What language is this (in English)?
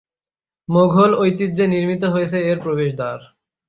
Bangla